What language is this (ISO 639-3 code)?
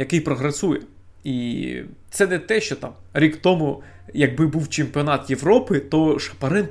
ukr